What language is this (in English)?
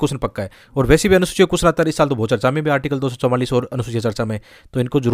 Hindi